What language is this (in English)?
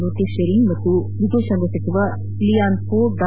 Kannada